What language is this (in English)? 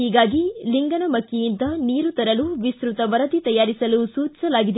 Kannada